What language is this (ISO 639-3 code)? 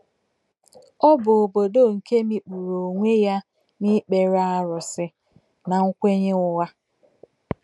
ibo